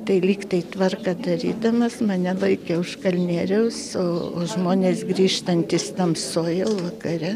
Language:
Lithuanian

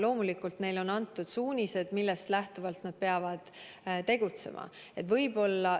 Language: Estonian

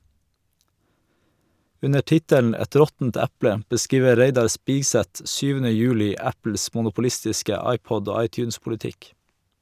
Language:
Norwegian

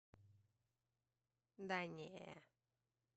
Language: Russian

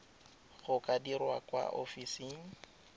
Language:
Tswana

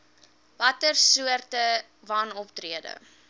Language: Afrikaans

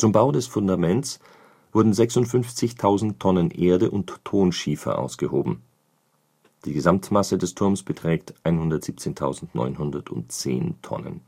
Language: German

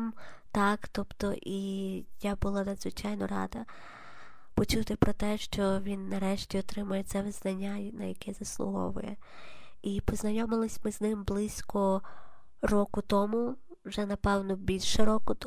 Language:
Ukrainian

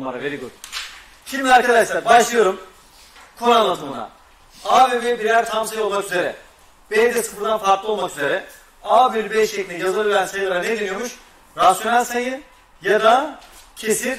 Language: Turkish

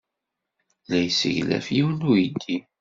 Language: Kabyle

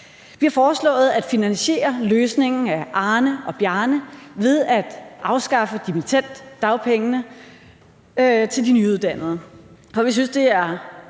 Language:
Danish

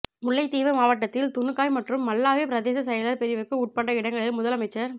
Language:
Tamil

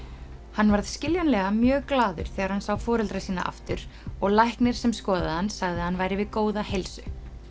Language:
Icelandic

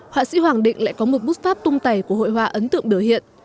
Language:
Vietnamese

